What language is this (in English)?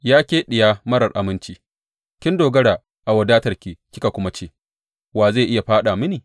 Hausa